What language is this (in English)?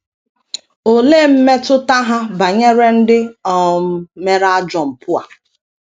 Igbo